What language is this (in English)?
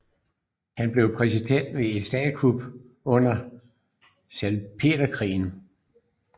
Danish